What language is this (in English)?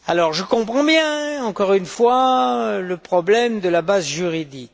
French